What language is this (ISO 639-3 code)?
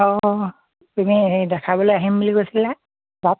asm